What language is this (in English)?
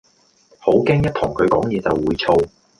Cantonese